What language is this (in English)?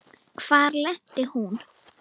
Icelandic